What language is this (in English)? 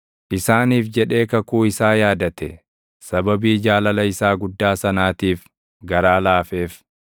Oromo